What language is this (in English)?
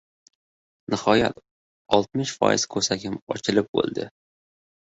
Uzbek